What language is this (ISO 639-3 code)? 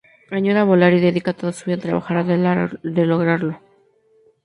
spa